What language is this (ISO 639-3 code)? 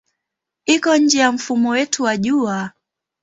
swa